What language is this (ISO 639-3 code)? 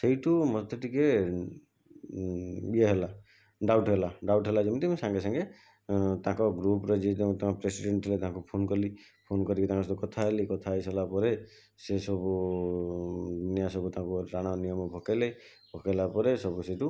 ori